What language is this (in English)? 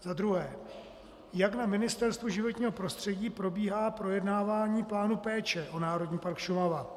Czech